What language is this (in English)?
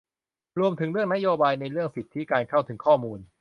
Thai